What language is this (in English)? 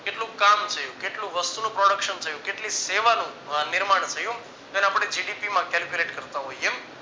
Gujarati